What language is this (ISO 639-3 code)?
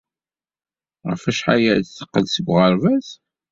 kab